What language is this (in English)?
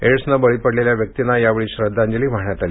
Marathi